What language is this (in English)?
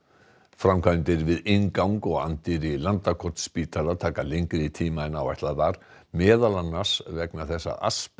Icelandic